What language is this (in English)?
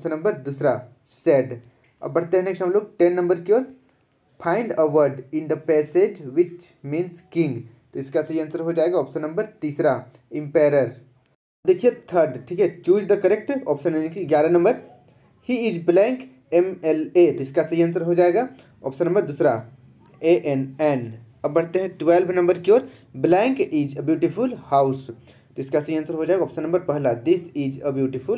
Hindi